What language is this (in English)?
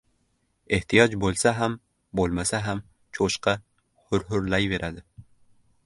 Uzbek